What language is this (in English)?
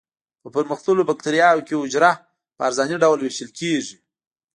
Pashto